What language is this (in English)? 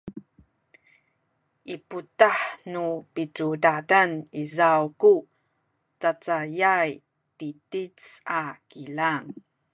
Sakizaya